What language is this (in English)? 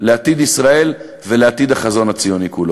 Hebrew